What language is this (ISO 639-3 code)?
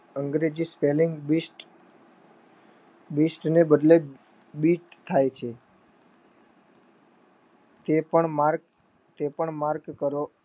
guj